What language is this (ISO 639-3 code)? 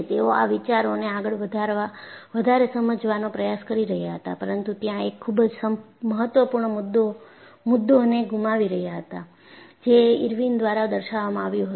guj